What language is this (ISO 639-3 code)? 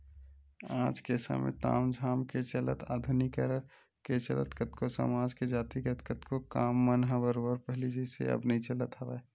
hne